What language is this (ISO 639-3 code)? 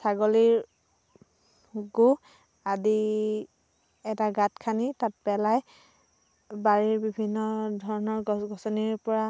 asm